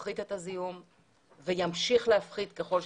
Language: Hebrew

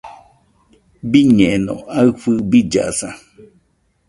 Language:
Nüpode Huitoto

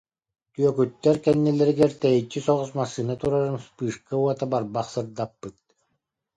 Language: Yakut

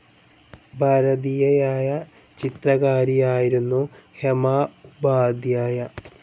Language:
Malayalam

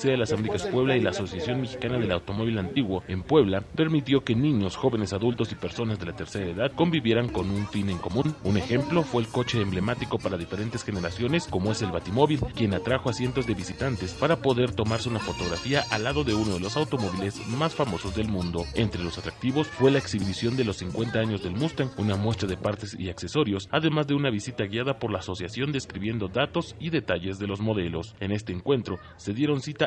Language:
Spanish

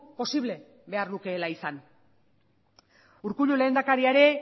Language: Basque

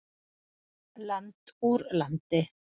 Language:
Icelandic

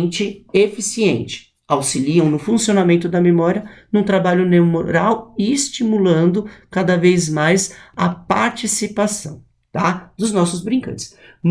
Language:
Portuguese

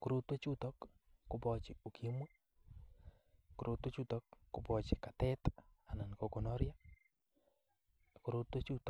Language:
Kalenjin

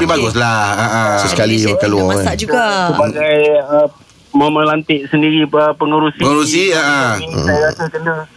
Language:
Malay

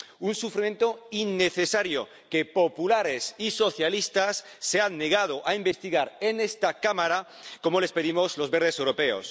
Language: Spanish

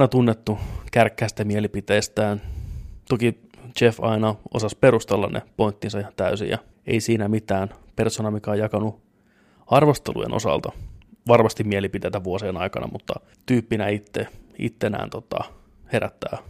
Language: Finnish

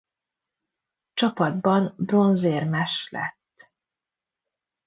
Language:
Hungarian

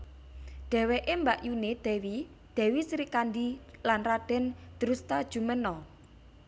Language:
Javanese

